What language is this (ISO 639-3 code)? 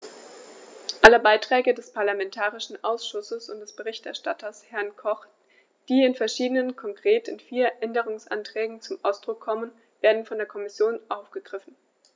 deu